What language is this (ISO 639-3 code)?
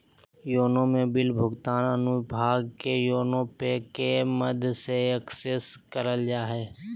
mag